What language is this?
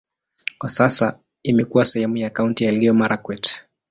Swahili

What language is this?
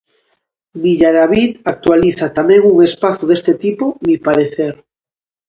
Galician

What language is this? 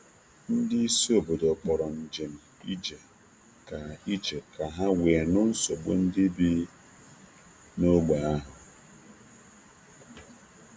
Igbo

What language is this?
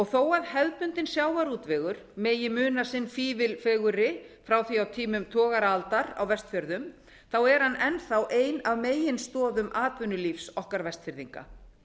Icelandic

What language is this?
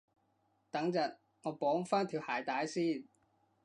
Cantonese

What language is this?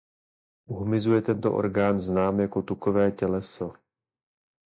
Czech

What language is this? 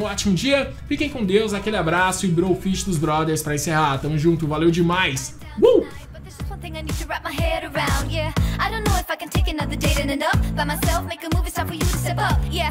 Portuguese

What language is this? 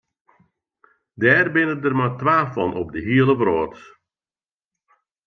Western Frisian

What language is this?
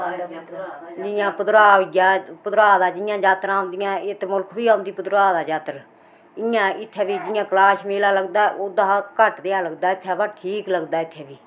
Dogri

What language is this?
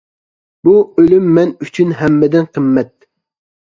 Uyghur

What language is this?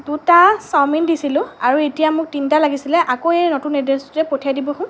Assamese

